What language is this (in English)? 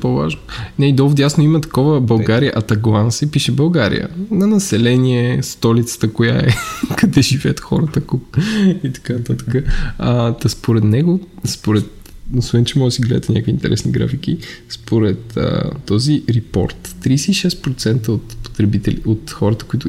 Bulgarian